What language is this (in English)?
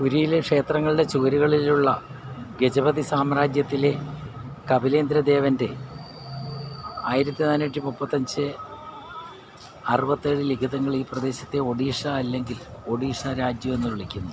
Malayalam